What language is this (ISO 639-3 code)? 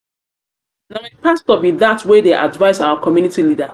pcm